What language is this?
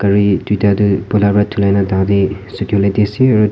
Naga Pidgin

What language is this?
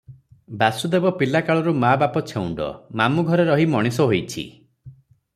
Odia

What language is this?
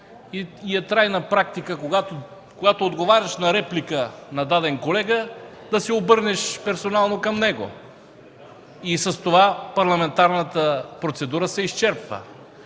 Bulgarian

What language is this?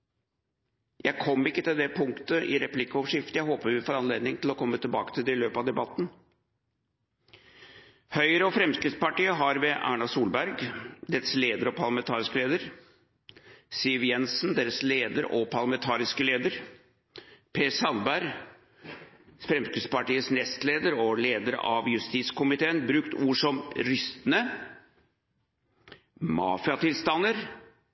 Norwegian Bokmål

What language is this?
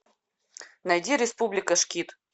Russian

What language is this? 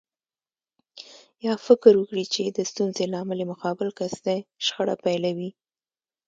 Pashto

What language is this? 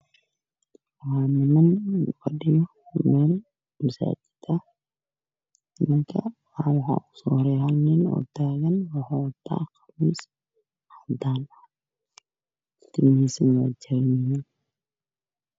Somali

